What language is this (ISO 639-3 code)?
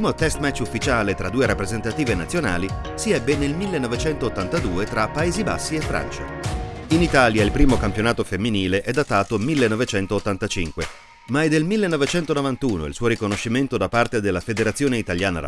ita